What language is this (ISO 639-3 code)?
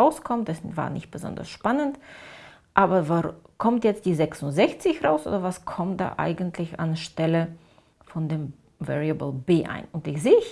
deu